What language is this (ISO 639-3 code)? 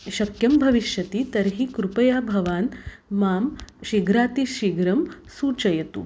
san